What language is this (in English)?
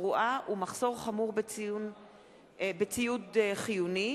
Hebrew